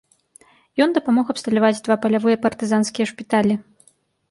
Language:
Belarusian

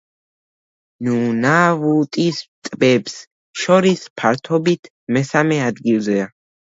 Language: Georgian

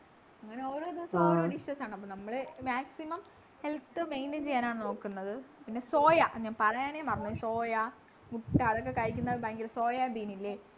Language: Malayalam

